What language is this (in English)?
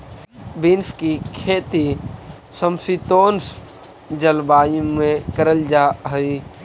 Magahi